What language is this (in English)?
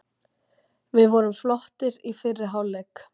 Icelandic